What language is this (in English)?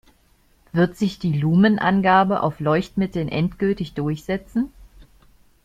German